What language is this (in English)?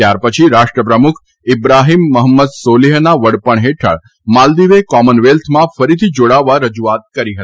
Gujarati